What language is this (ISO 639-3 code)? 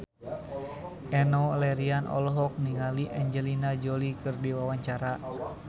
sun